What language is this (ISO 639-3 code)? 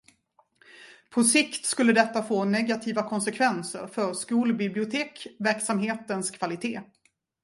swe